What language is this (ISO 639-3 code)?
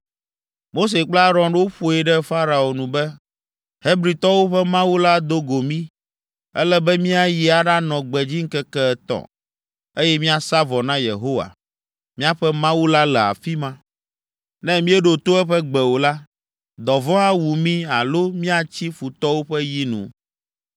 ewe